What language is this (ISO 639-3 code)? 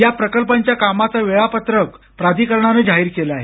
mar